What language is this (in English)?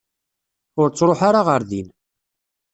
Kabyle